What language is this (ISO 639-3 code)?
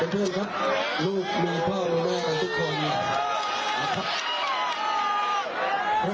tha